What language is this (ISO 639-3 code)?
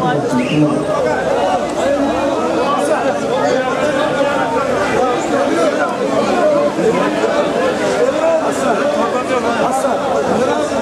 tur